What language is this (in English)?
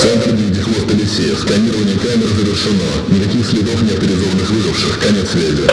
Russian